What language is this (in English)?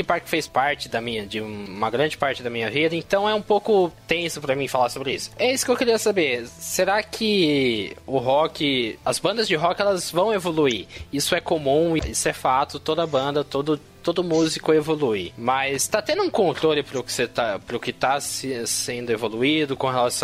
Portuguese